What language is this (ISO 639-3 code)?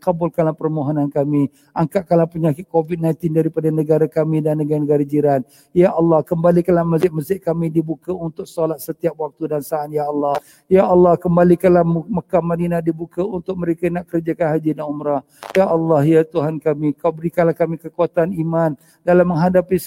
msa